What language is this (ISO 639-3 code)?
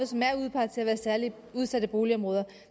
dan